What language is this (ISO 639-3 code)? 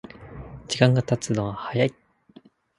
jpn